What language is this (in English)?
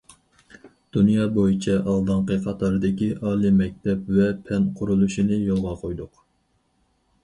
Uyghur